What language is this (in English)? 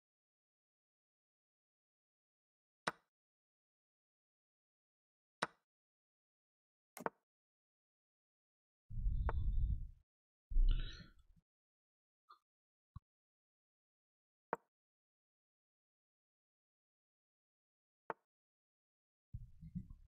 Polish